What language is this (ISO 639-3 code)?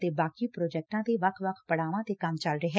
pan